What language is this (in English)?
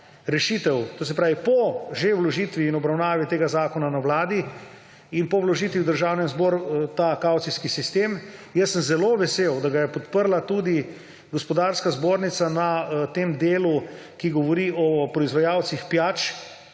Slovenian